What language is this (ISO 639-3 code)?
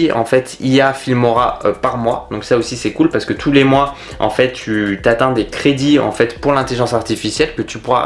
fra